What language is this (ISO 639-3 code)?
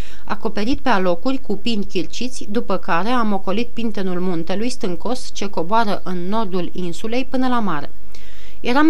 ron